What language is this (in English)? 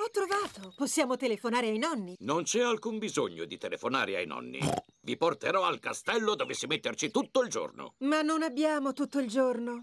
Italian